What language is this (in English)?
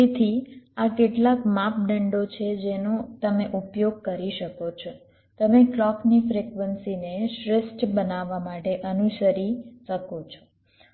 Gujarati